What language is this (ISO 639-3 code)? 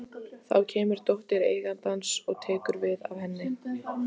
isl